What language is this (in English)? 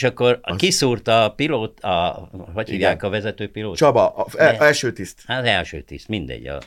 Hungarian